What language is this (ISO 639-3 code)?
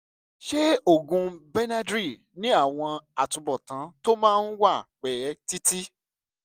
yor